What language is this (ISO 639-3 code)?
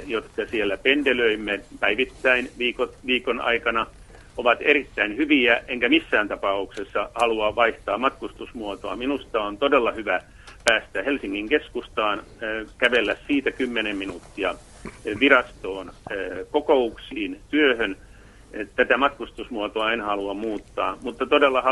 fin